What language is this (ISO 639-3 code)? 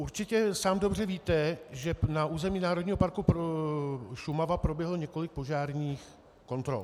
ces